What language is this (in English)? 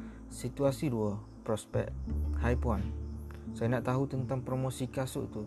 Malay